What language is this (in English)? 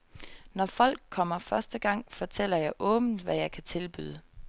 Danish